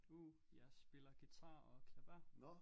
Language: Danish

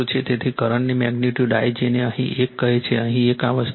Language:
Gujarati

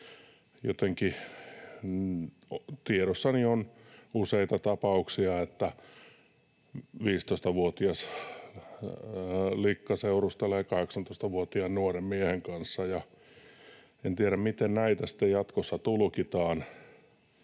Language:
Finnish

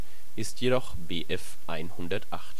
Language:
German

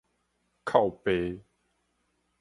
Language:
Min Nan Chinese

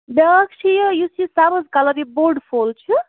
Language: Kashmiri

